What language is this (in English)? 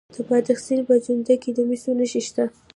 Pashto